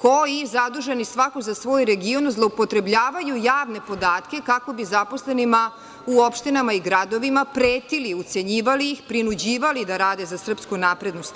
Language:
Serbian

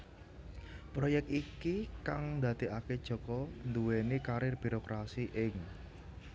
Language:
Javanese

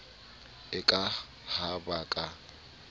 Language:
Southern Sotho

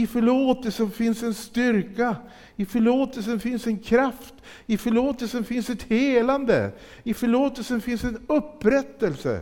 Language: Swedish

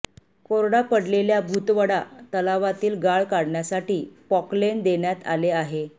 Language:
Marathi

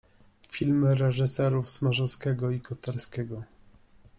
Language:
Polish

